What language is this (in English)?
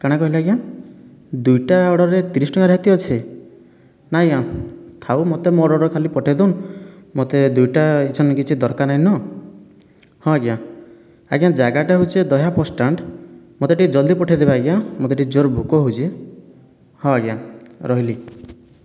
Odia